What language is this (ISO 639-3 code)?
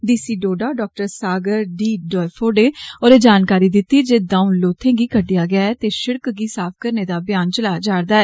doi